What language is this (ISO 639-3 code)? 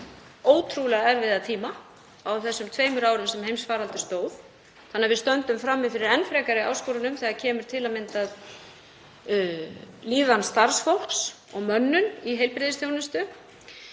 isl